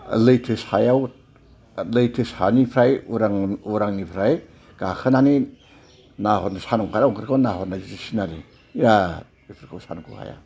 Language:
Bodo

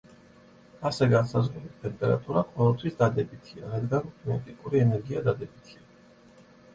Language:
Georgian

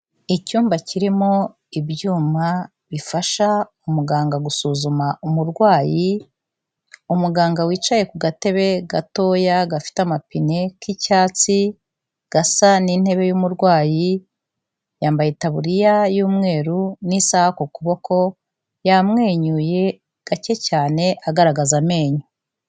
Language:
Kinyarwanda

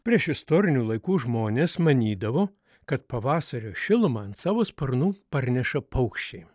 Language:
Lithuanian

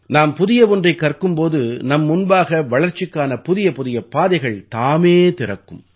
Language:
Tamil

